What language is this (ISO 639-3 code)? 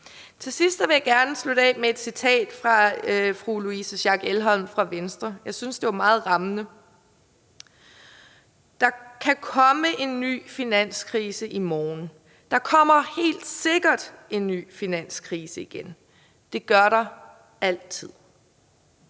dan